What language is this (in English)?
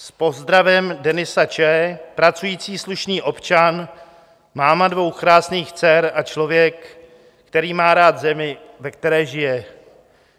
Czech